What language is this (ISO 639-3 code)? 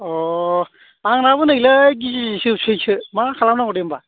brx